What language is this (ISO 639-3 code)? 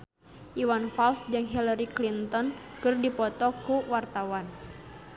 sun